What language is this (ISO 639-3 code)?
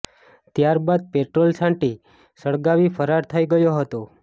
guj